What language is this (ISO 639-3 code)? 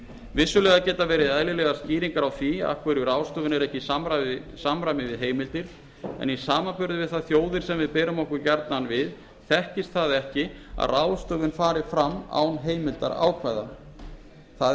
isl